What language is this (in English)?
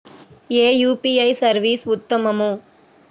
Telugu